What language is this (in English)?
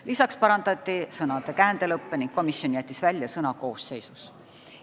Estonian